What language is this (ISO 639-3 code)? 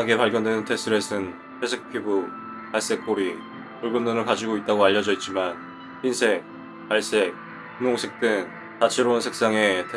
kor